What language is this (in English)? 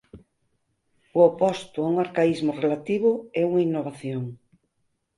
Galician